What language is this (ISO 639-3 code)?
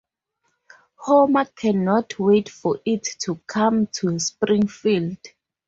eng